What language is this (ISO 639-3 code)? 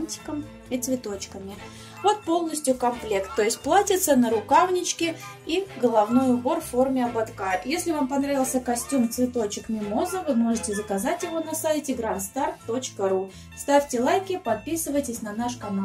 rus